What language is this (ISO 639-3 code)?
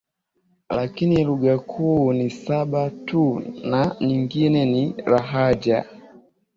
swa